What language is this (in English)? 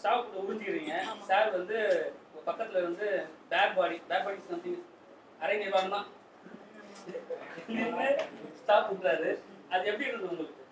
Tamil